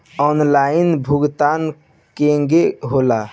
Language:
Bhojpuri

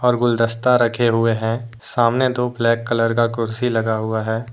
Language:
Hindi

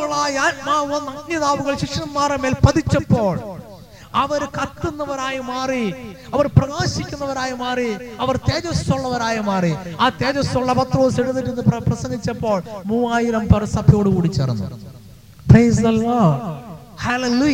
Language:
Malayalam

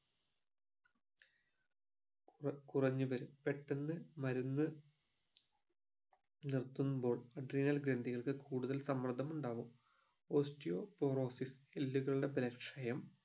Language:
Malayalam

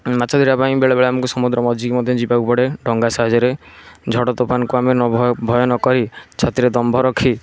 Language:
Odia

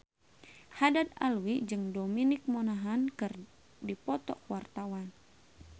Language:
Sundanese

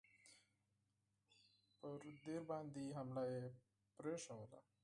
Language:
Pashto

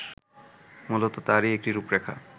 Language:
Bangla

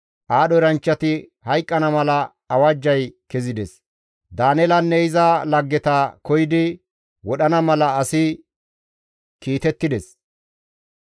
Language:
Gamo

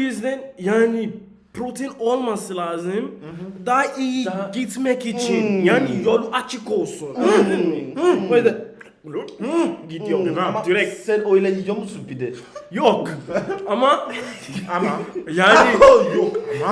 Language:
Turkish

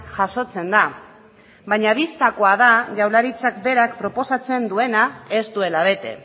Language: Basque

